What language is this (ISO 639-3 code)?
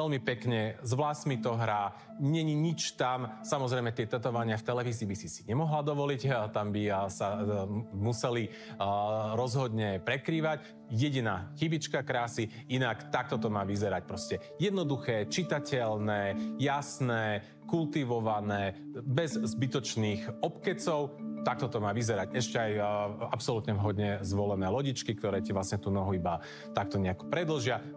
slk